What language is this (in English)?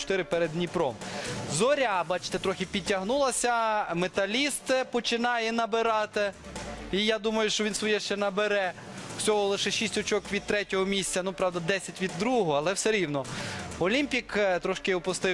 Ukrainian